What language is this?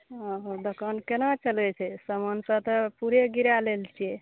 Maithili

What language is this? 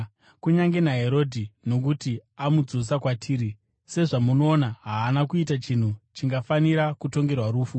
Shona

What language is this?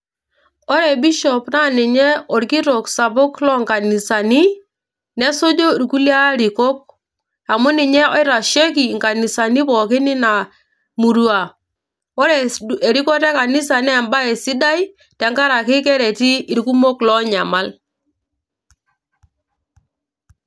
Masai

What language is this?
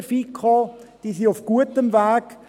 Swiss German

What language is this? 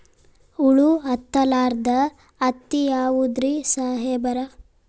Kannada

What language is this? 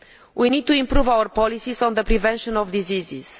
English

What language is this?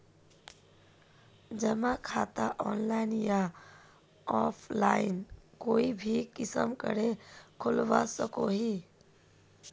Magahi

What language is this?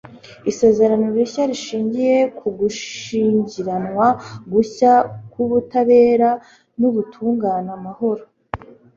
Kinyarwanda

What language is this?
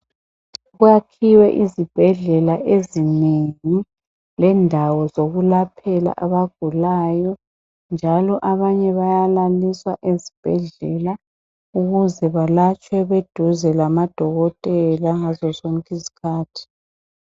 North Ndebele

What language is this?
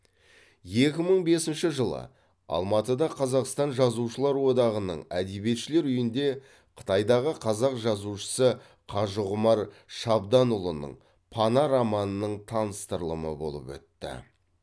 Kazakh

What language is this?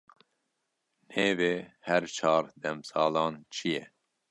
Kurdish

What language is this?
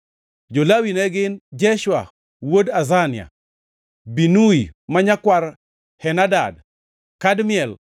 Luo (Kenya and Tanzania)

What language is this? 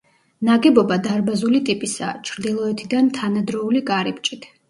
Georgian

